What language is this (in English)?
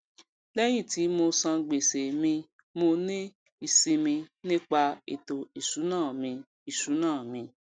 Yoruba